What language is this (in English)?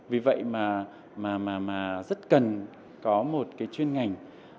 Vietnamese